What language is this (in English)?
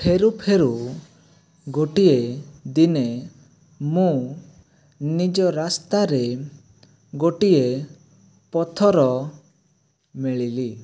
Odia